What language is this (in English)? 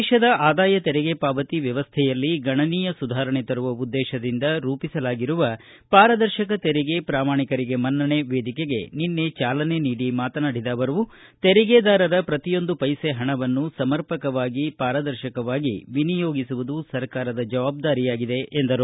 Kannada